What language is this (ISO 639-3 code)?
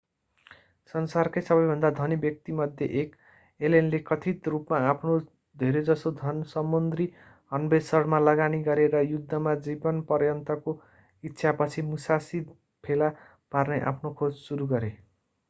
nep